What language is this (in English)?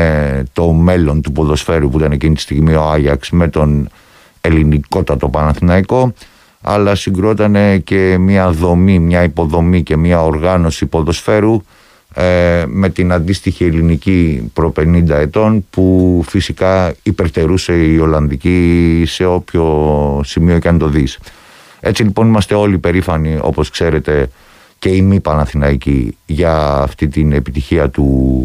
Greek